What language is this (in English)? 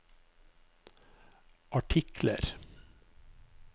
Norwegian